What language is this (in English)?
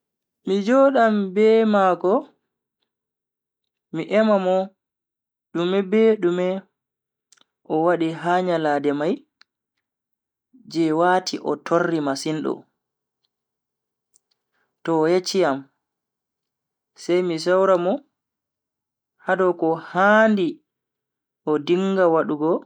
Bagirmi Fulfulde